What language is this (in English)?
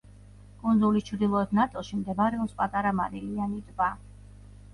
Georgian